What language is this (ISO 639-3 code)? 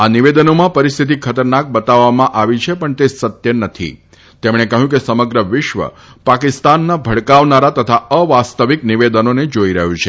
guj